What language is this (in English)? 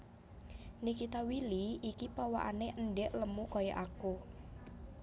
Javanese